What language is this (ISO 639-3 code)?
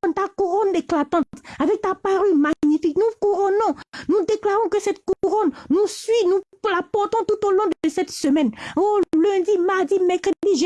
fra